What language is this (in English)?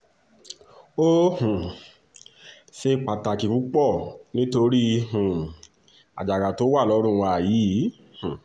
Yoruba